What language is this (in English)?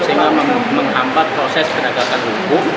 Indonesian